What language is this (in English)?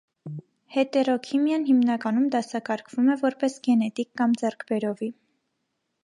Armenian